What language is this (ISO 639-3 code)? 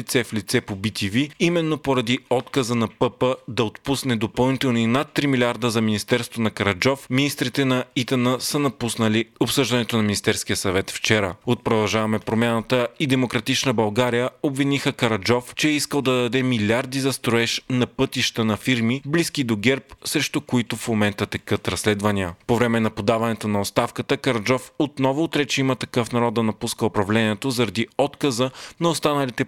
bul